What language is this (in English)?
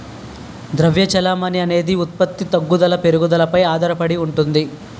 Telugu